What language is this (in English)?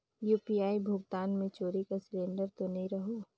Chhattisgarhi